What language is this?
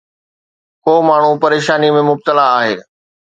Sindhi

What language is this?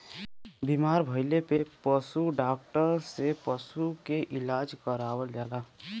Bhojpuri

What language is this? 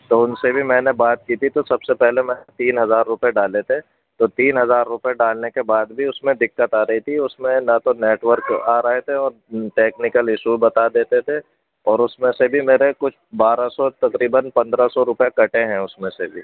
Urdu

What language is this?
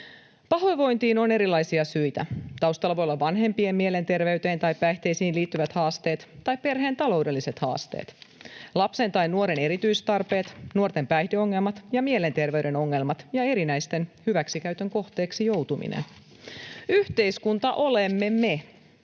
Finnish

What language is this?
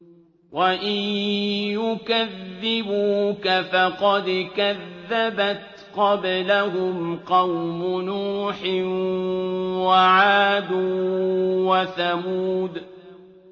Arabic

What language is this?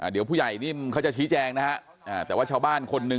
Thai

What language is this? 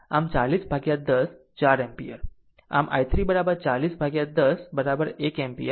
Gujarati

